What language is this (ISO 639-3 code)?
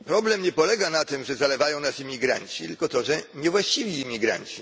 pol